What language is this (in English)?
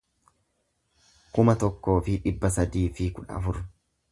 Oromo